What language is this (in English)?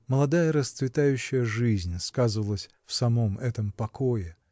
Russian